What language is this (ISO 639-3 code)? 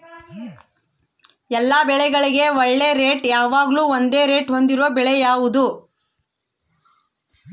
kan